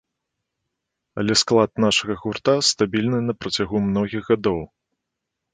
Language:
Belarusian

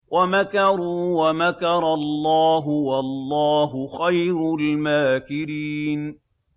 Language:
Arabic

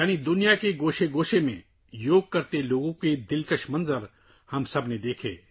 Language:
Urdu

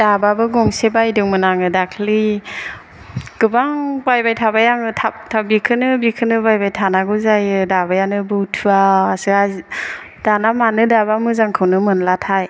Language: Bodo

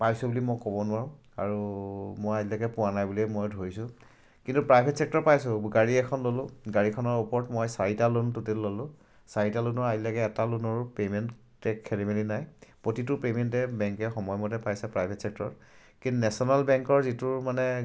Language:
Assamese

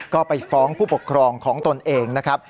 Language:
Thai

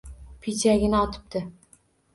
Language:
Uzbek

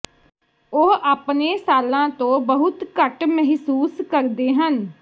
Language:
Punjabi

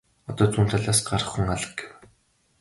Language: Mongolian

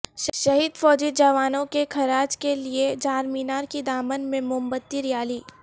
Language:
Urdu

